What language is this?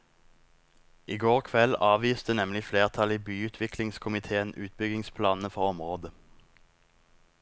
Norwegian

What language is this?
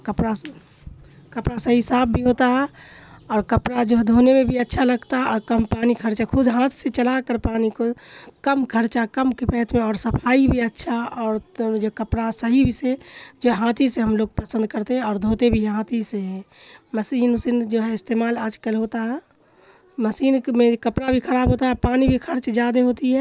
Urdu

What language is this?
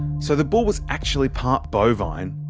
English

